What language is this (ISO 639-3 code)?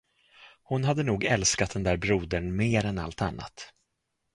swe